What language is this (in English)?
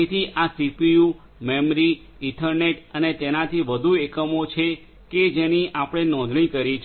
Gujarati